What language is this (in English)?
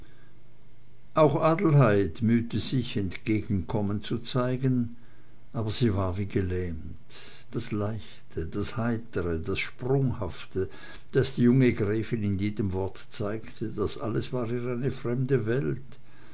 German